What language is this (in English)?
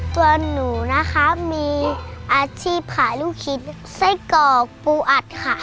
Thai